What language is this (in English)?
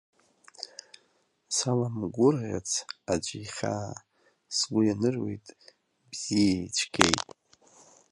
Abkhazian